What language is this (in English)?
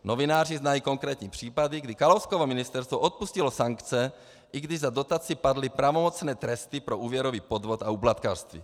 Czech